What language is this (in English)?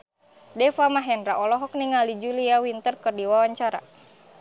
Sundanese